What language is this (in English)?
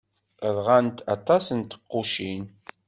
Kabyle